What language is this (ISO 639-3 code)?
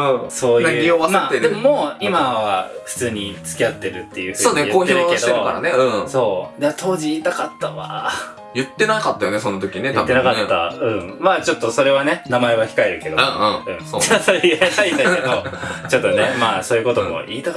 jpn